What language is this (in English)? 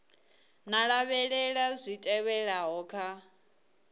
Venda